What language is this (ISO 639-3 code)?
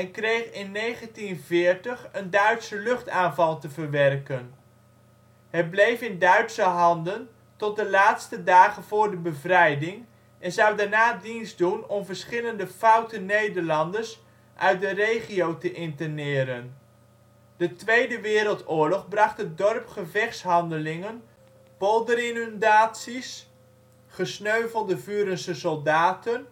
nld